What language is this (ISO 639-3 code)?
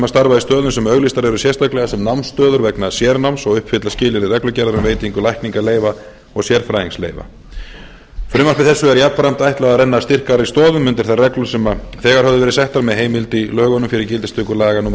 isl